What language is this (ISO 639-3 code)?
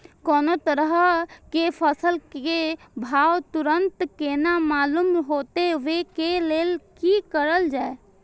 mai